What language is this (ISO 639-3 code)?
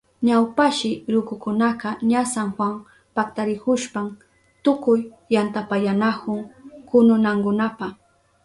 qup